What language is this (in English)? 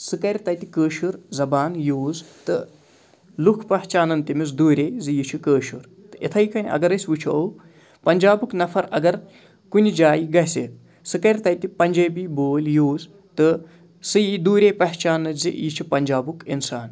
Kashmiri